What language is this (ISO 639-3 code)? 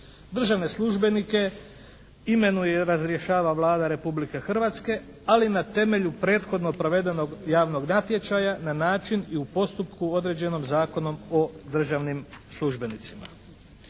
hrv